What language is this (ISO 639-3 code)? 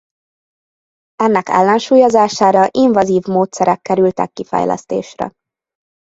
hun